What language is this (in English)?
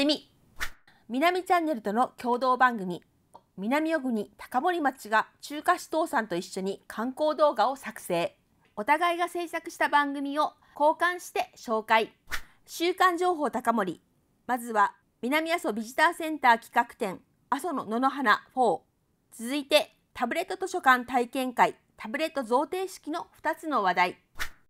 Japanese